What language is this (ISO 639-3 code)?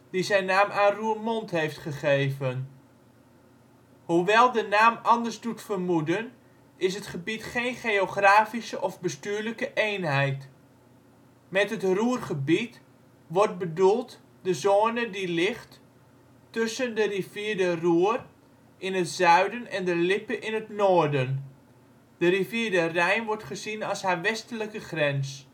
nld